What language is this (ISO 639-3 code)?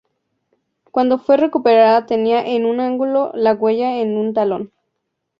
spa